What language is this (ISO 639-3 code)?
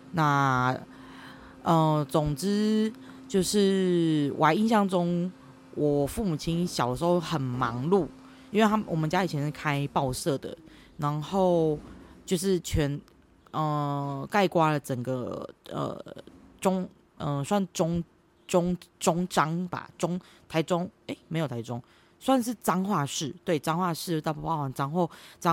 zho